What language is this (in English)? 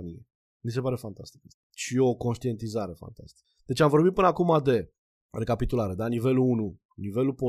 Romanian